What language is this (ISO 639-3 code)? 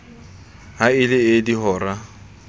sot